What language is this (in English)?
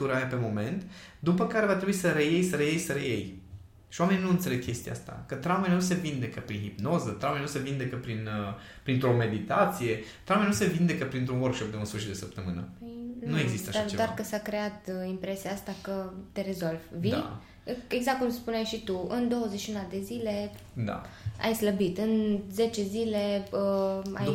Romanian